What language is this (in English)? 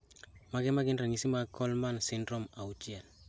Luo (Kenya and Tanzania)